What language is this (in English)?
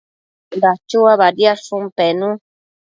Matsés